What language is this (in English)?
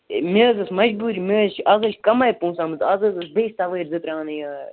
Kashmiri